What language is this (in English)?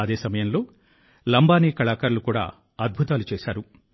Telugu